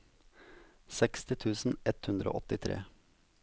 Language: Norwegian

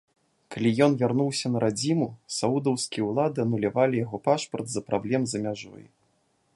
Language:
Belarusian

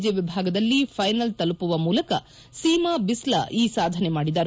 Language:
Kannada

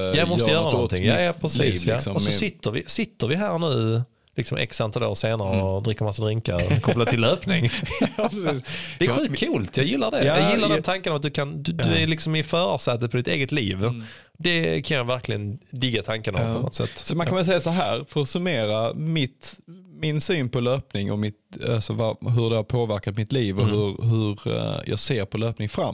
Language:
Swedish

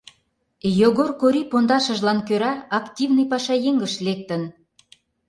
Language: Mari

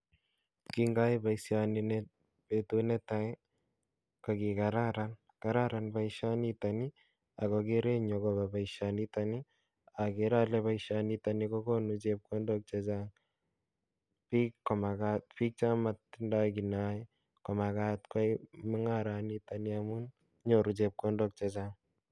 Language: Kalenjin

